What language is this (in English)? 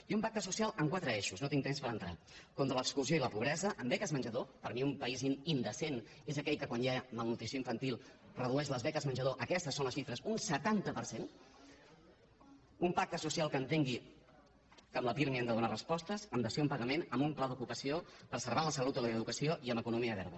Catalan